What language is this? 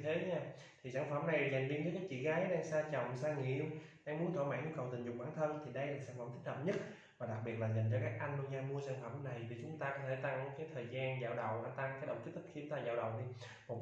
Vietnamese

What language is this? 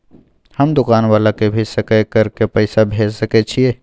Maithili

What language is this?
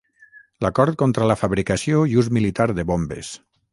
Catalan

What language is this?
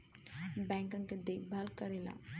Bhojpuri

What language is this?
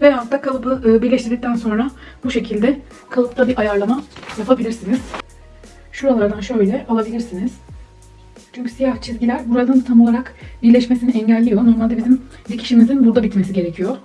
Turkish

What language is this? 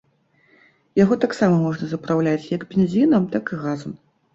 Belarusian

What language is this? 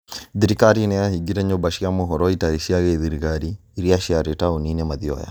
Kikuyu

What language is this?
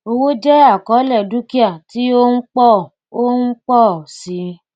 Yoruba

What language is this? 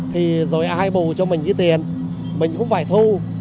Vietnamese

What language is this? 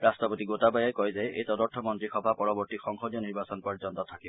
Assamese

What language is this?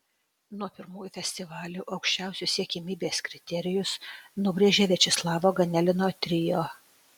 Lithuanian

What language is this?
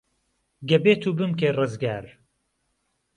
Central Kurdish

